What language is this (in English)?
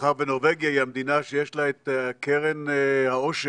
Hebrew